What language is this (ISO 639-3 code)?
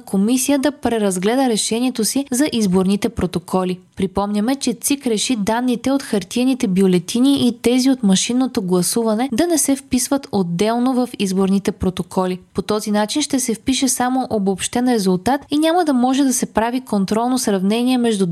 bul